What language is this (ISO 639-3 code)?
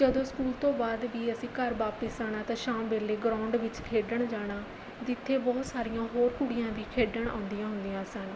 pan